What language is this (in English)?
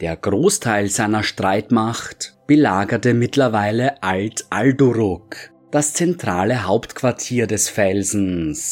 German